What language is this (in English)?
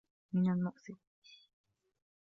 Arabic